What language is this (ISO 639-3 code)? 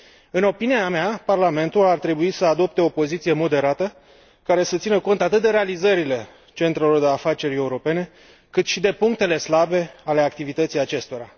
ron